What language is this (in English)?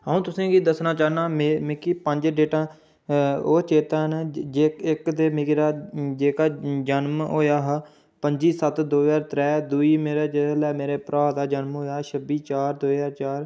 Dogri